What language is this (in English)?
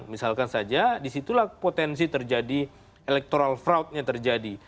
Indonesian